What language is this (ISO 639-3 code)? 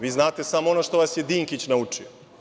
srp